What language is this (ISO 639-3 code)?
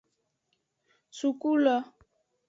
ajg